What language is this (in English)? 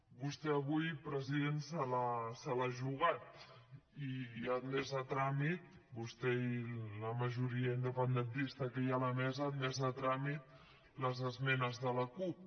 Catalan